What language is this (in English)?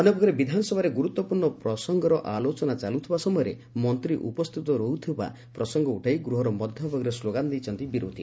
Odia